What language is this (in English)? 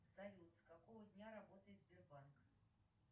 Russian